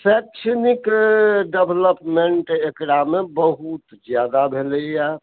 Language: Maithili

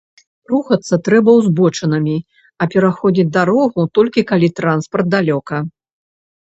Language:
Belarusian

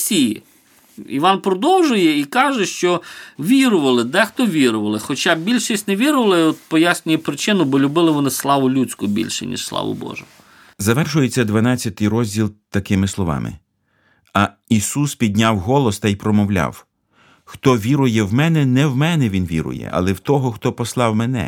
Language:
Ukrainian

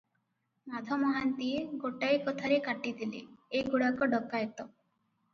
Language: Odia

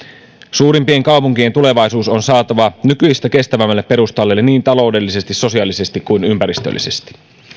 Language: Finnish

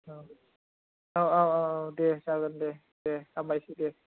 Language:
Bodo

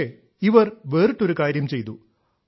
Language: Malayalam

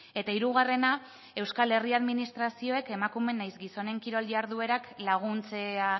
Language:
Basque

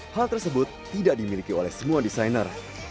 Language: Indonesian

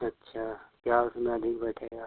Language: Hindi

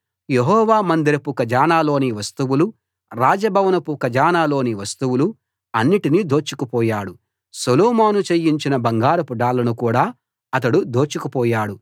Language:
Telugu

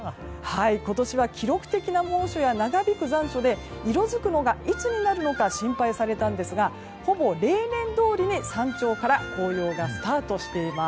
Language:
Japanese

